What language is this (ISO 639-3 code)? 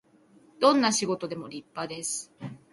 jpn